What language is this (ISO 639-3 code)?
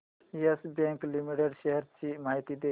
mar